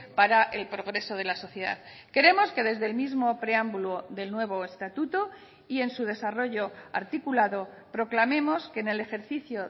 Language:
Spanish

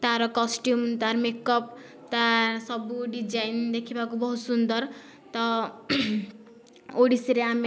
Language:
Odia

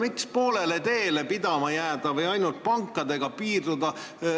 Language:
Estonian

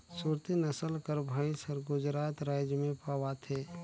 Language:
Chhattisgarhi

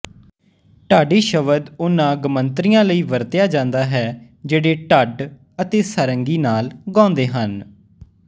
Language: Punjabi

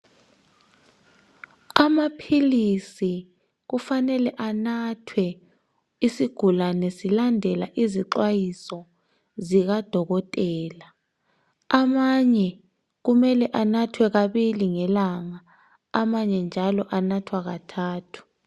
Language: North Ndebele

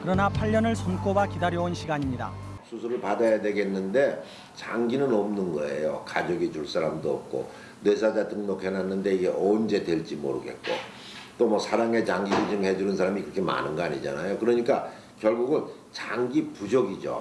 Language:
Korean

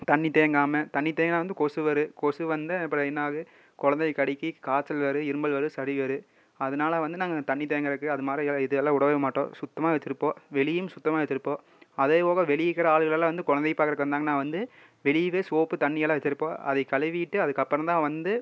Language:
Tamil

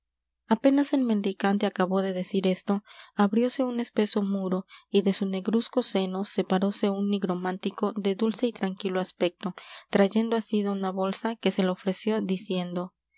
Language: Spanish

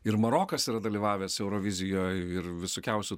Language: Lithuanian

